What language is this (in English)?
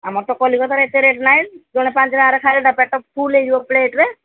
Odia